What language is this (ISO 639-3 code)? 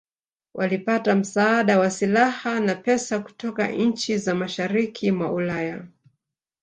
swa